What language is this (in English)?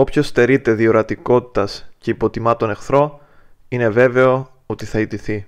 Greek